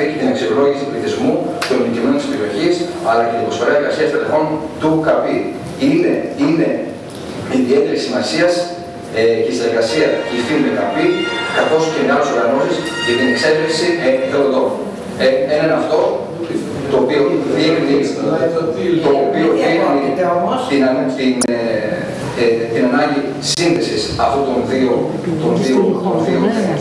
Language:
Greek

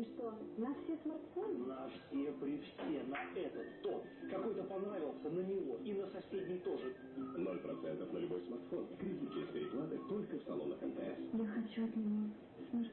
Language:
Russian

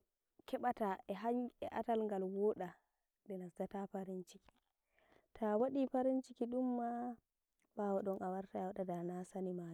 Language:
Nigerian Fulfulde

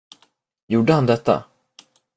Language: Swedish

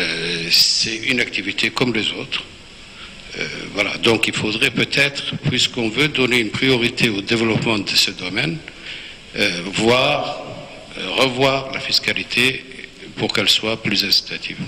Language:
French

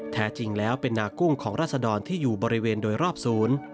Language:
Thai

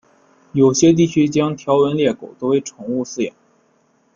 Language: Chinese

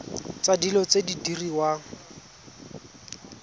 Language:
Tswana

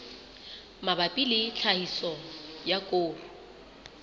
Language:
Southern Sotho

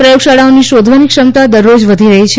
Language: Gujarati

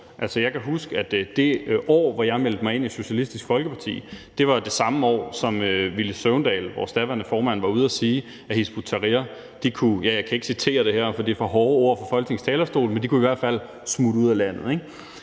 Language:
Danish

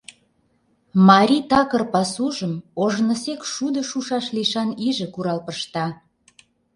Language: Mari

